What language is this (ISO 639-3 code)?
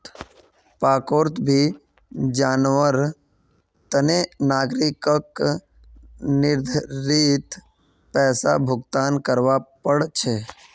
mag